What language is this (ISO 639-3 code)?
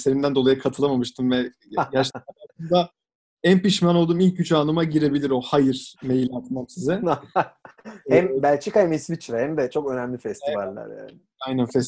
tur